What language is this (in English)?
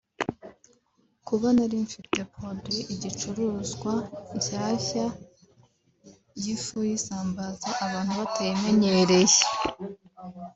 Kinyarwanda